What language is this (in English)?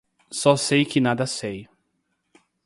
Portuguese